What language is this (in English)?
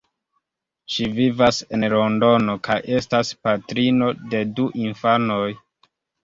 Esperanto